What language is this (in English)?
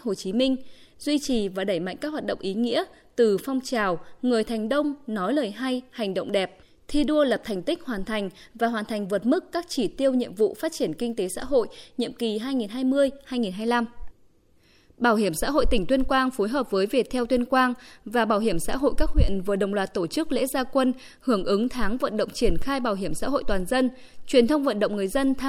Vietnamese